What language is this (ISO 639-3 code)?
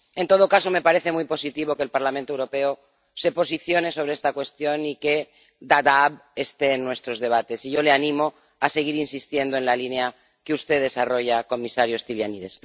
spa